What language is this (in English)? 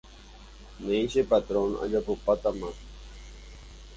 Guarani